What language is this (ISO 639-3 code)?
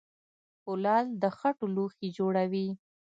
pus